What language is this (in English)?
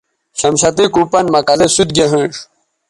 Bateri